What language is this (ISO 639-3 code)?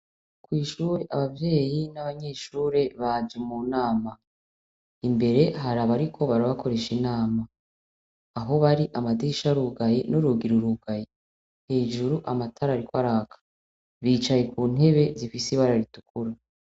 run